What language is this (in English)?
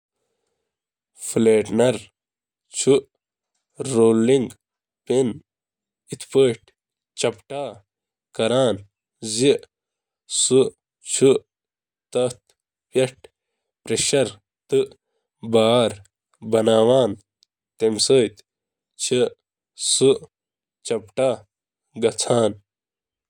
Kashmiri